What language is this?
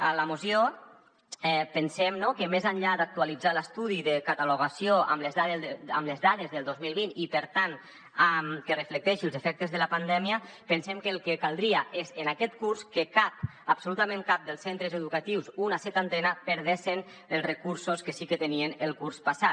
Catalan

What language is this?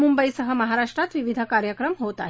Marathi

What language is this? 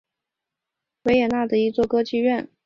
Chinese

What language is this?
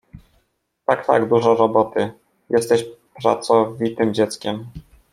Polish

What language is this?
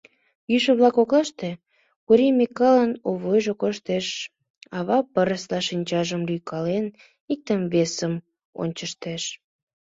Mari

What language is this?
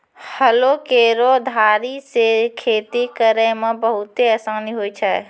Maithili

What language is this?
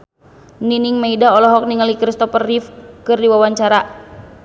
Sundanese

